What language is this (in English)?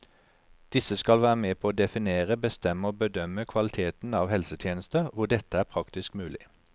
Norwegian